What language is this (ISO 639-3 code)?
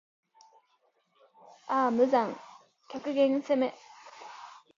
jpn